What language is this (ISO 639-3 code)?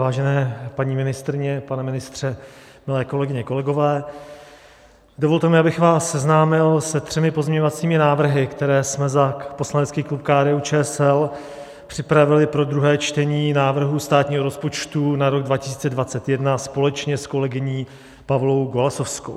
ces